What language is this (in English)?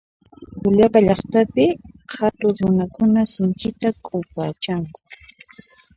Puno Quechua